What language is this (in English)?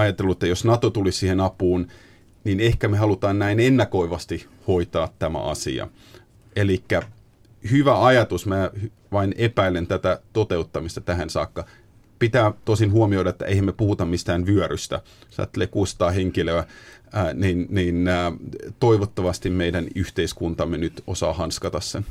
Finnish